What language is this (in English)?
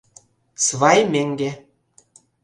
Mari